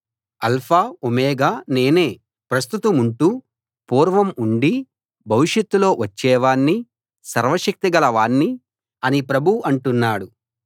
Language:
Telugu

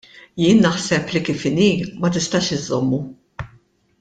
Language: Maltese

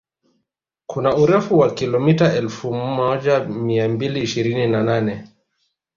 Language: Swahili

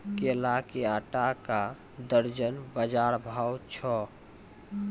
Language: Maithili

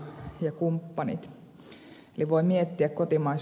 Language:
Finnish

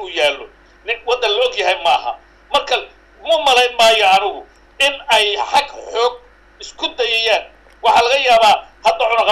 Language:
Arabic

